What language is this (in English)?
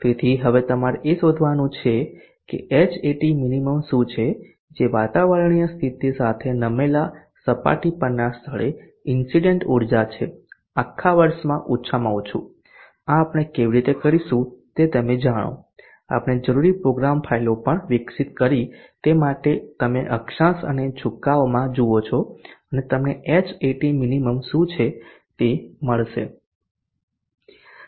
Gujarati